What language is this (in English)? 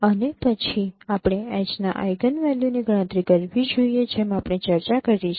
Gujarati